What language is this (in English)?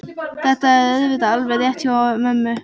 Icelandic